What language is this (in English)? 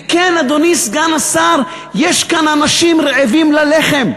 Hebrew